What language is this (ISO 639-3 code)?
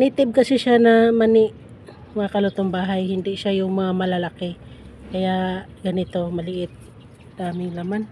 fil